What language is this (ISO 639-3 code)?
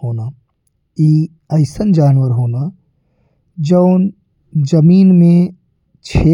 bho